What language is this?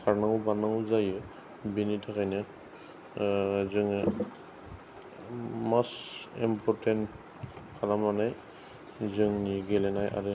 Bodo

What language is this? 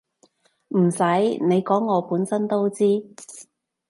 Cantonese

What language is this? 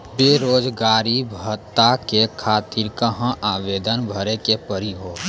Maithili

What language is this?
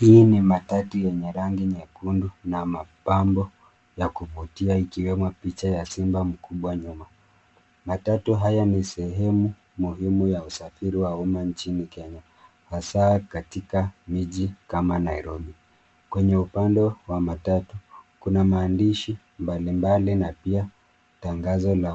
Swahili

